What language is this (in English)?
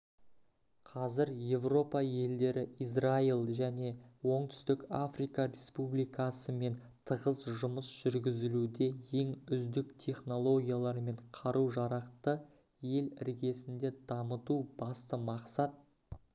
Kazakh